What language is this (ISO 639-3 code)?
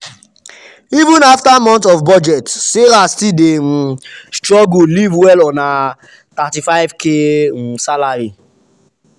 pcm